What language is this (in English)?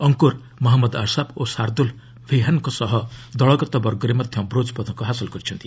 Odia